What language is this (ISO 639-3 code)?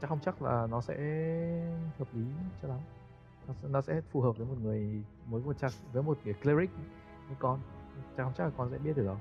vie